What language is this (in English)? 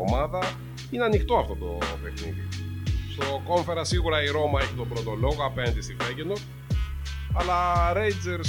Greek